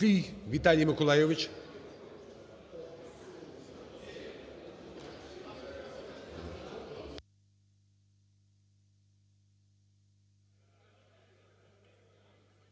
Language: Ukrainian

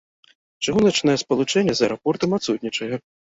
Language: Belarusian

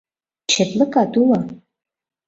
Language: Mari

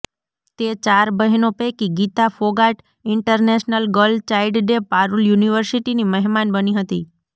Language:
Gujarati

